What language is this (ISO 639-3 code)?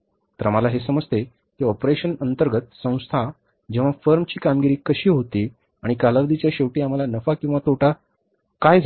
mar